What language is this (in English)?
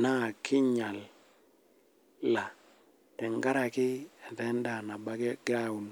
Masai